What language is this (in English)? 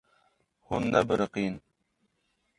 Kurdish